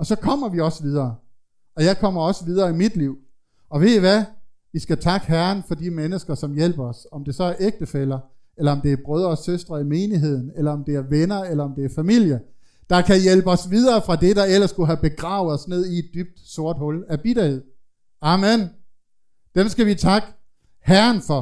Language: Danish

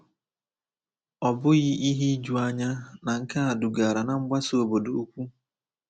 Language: Igbo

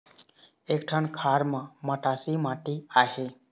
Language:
Chhattisgarhi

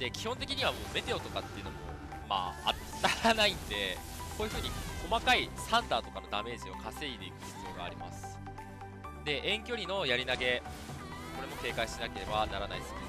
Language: Japanese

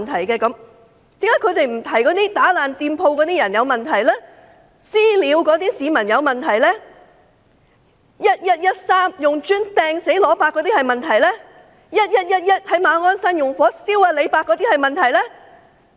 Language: Cantonese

